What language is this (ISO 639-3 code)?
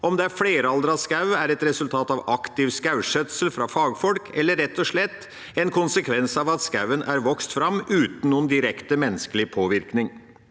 nor